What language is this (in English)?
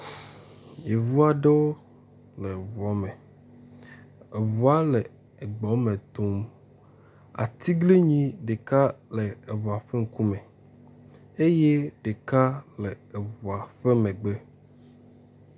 Ewe